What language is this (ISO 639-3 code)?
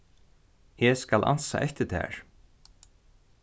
fao